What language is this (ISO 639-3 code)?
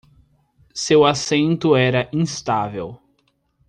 por